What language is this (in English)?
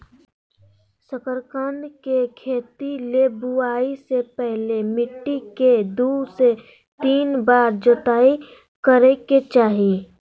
Magahi